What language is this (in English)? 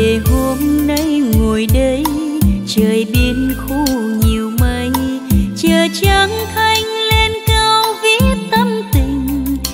Vietnamese